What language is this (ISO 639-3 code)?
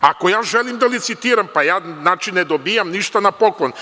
srp